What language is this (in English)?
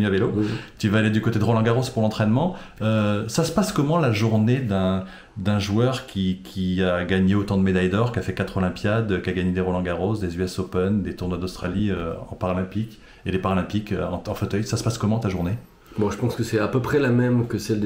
French